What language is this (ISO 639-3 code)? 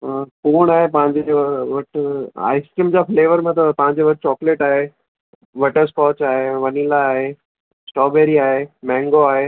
snd